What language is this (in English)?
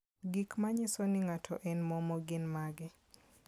Luo (Kenya and Tanzania)